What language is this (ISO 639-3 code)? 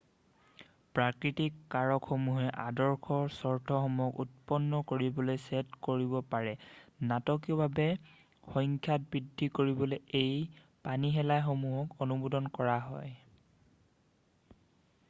asm